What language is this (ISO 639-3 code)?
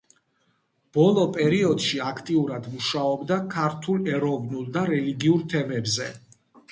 kat